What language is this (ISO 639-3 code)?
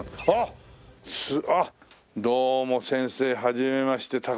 jpn